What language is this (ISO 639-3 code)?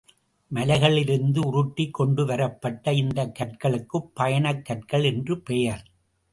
tam